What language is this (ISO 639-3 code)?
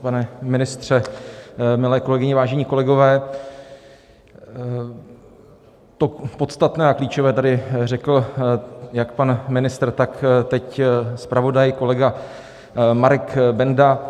ces